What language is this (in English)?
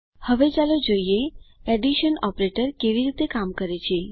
Gujarati